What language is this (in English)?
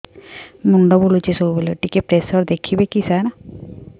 Odia